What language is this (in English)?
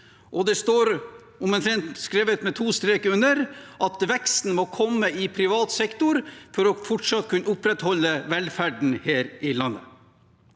Norwegian